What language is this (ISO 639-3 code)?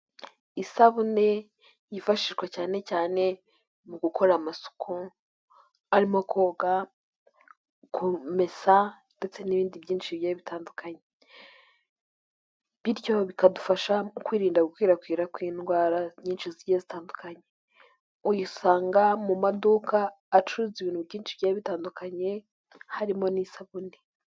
kin